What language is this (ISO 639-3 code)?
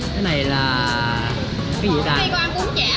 vie